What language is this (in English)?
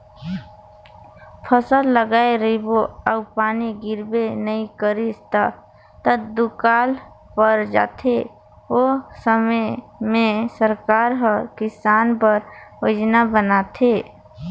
Chhattisgarhi